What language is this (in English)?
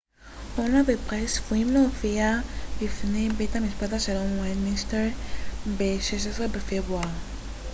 Hebrew